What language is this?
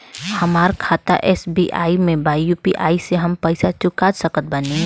Bhojpuri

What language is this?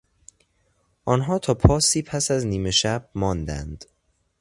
Persian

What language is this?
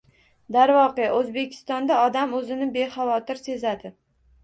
Uzbek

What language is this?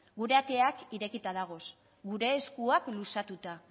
Basque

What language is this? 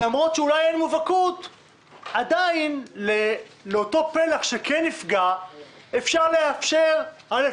Hebrew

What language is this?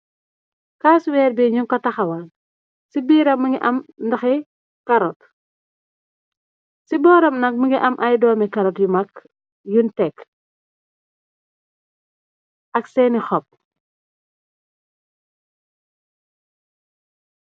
Wolof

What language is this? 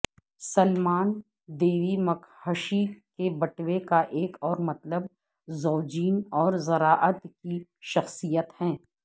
Urdu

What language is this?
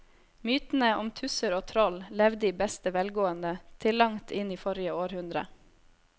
Norwegian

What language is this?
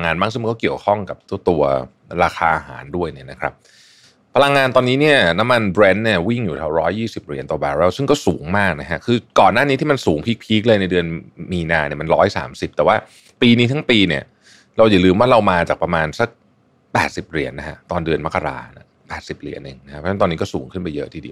Thai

